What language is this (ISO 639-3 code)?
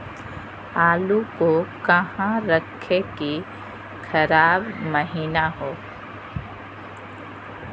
mag